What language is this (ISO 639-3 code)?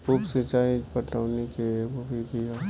bho